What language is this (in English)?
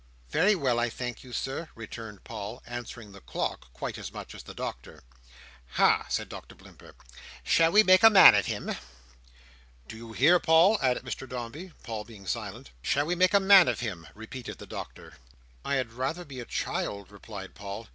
English